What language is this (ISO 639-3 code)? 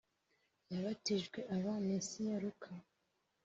kin